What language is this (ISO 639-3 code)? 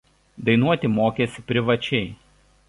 lit